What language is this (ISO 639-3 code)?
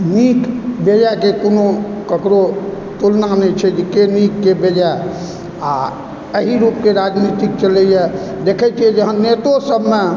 mai